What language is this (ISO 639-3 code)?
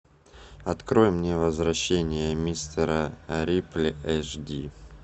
rus